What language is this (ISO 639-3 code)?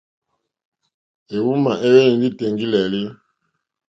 bri